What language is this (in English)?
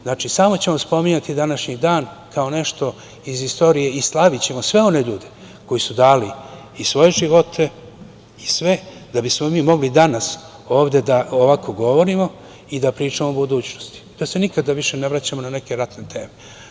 Serbian